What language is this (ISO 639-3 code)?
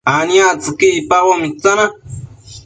mcf